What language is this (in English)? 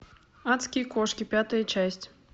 Russian